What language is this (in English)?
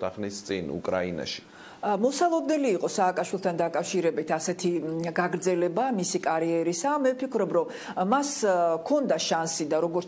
Romanian